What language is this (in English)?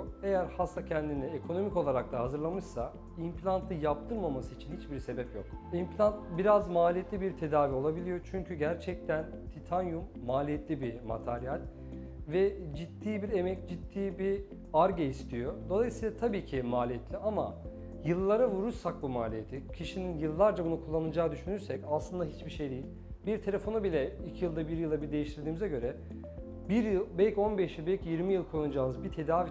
Turkish